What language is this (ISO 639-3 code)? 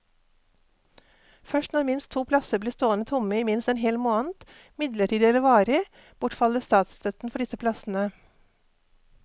nor